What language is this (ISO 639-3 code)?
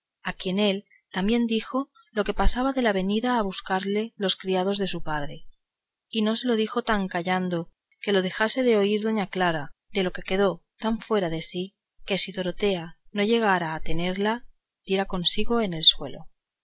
spa